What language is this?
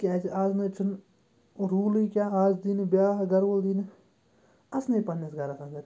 Kashmiri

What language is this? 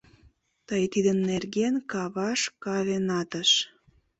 Mari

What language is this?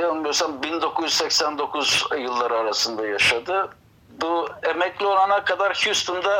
Turkish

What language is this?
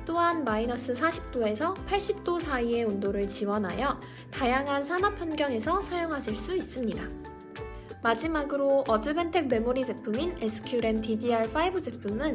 Korean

